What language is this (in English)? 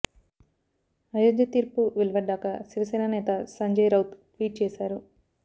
Telugu